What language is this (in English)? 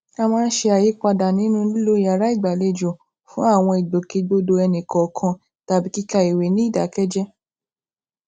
Yoruba